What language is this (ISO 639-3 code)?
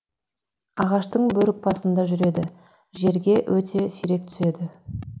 kaz